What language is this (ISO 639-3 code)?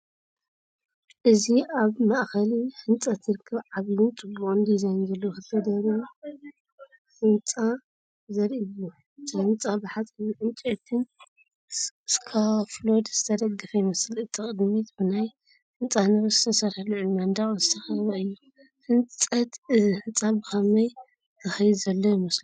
tir